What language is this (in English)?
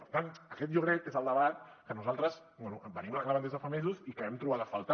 Catalan